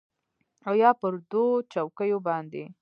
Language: Pashto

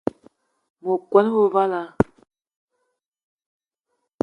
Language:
Eton (Cameroon)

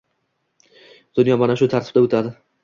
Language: Uzbek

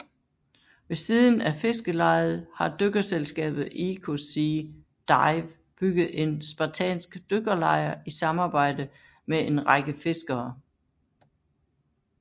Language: Danish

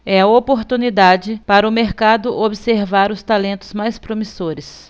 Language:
Portuguese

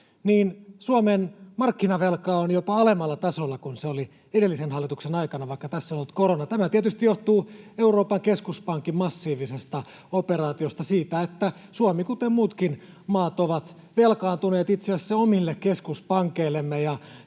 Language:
Finnish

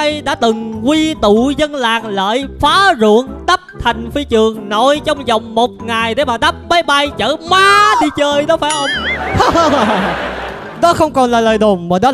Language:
Vietnamese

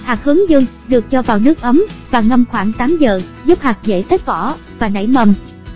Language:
Vietnamese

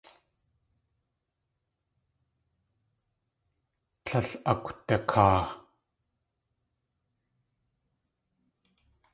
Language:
Tlingit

